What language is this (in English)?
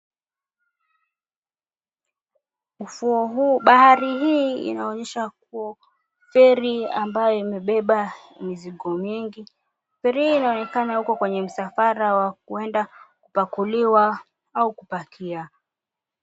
Swahili